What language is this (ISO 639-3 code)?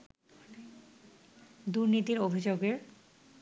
ben